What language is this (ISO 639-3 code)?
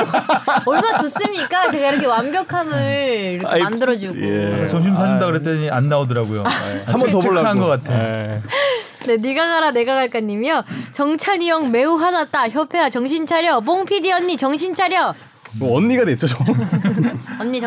kor